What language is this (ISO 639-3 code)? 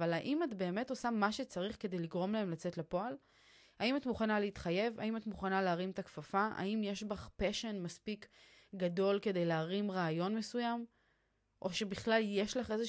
heb